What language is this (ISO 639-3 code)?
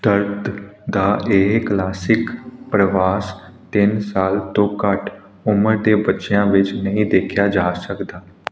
pan